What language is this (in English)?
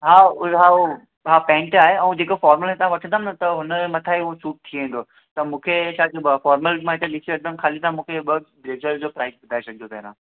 Sindhi